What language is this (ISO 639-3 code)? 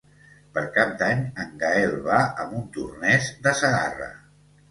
cat